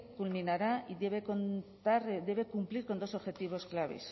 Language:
Spanish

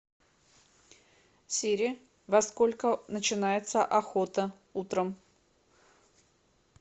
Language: Russian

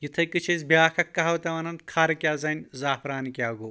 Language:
Kashmiri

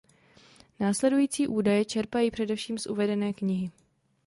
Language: Czech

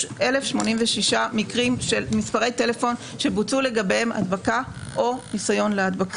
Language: Hebrew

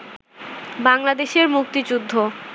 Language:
Bangla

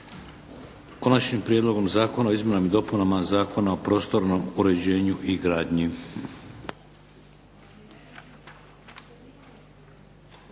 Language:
Croatian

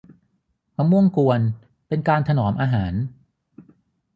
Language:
Thai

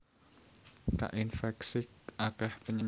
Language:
Javanese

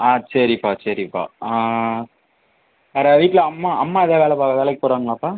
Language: Tamil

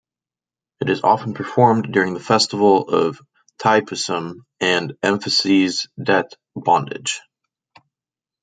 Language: English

